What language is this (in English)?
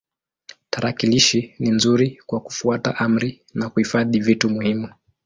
Swahili